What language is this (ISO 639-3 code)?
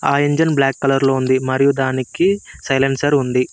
tel